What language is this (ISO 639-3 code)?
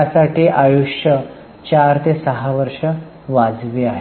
mar